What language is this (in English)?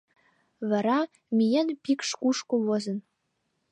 Mari